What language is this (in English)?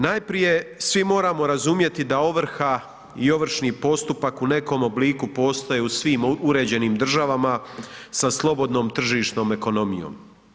Croatian